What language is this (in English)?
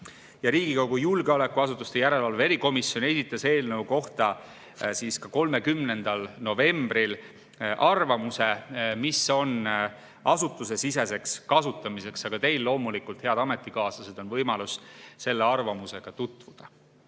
Estonian